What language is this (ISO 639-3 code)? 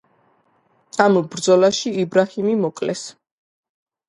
kat